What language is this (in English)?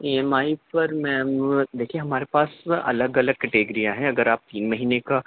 Urdu